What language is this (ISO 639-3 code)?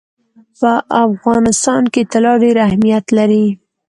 pus